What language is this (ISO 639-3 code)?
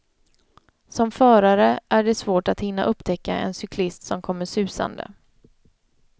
swe